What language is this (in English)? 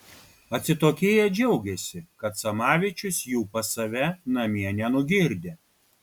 Lithuanian